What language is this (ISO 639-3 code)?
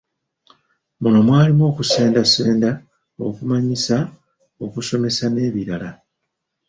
lug